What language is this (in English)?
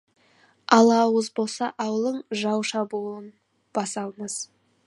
Kazakh